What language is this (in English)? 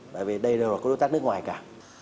Vietnamese